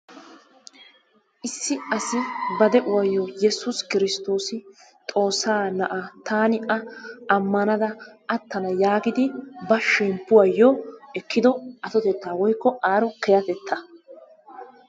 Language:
Wolaytta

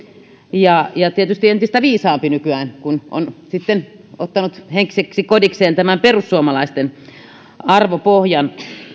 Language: Finnish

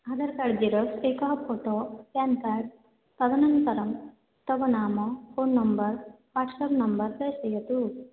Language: Sanskrit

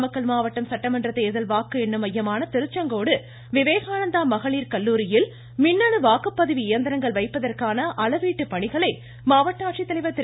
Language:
Tamil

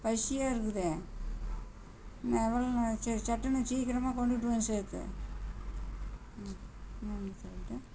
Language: Tamil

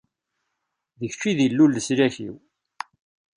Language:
Kabyle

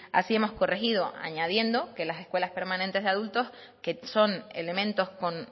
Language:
Spanish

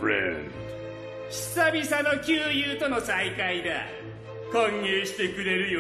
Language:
Japanese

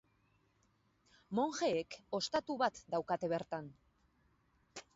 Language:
Basque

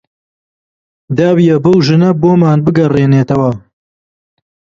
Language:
Central Kurdish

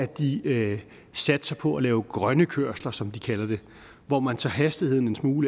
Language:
Danish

